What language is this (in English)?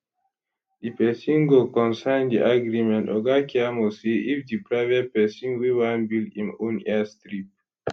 Nigerian Pidgin